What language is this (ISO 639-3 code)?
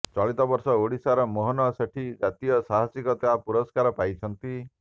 ori